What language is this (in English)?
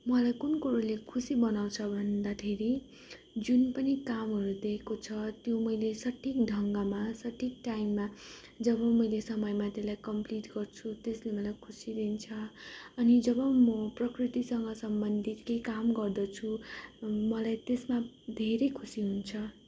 Nepali